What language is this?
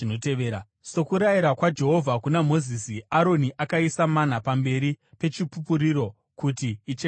Shona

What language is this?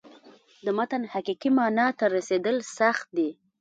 Pashto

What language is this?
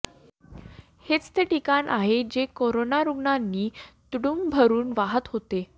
Marathi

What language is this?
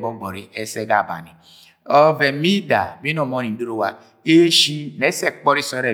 Agwagwune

